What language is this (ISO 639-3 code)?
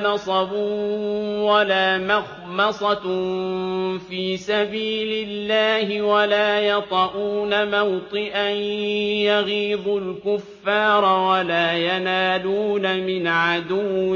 ara